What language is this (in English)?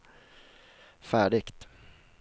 Swedish